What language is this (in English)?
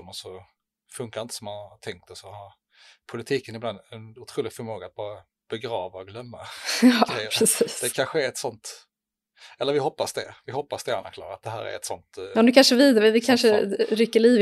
Swedish